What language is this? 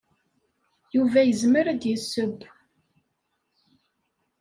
Kabyle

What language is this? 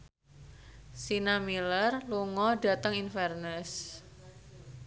Javanese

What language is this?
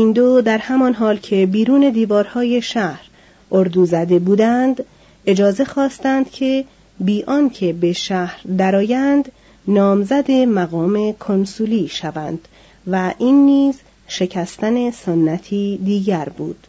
Persian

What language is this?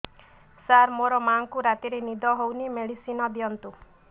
Odia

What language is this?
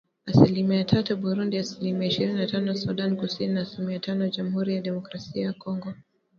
Swahili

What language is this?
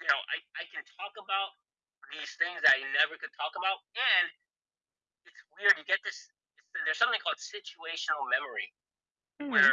English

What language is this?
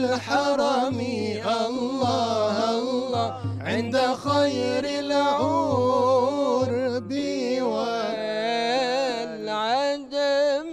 Arabic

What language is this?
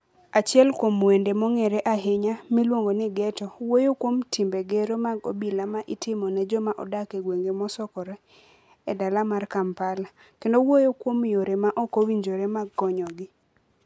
Luo (Kenya and Tanzania)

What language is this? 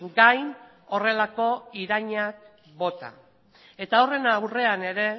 Basque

